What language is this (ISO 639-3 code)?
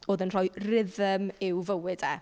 cym